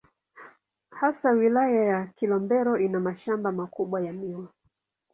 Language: Swahili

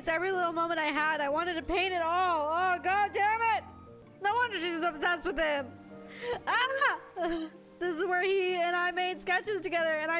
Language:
English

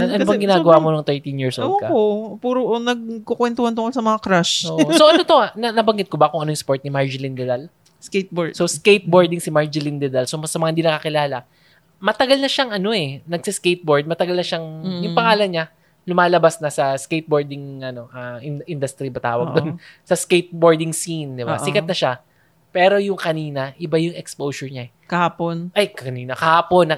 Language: Filipino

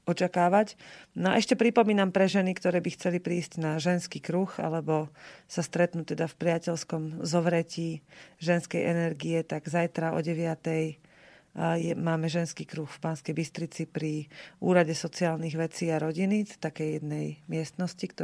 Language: Slovak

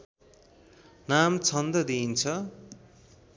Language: Nepali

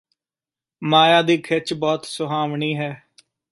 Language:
Punjabi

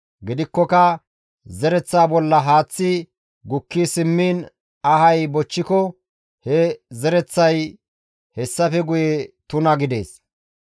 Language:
Gamo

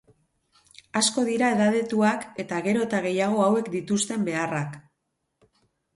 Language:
Basque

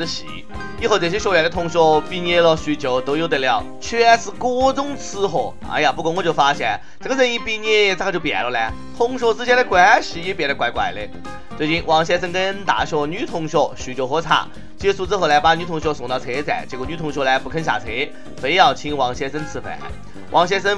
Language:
Chinese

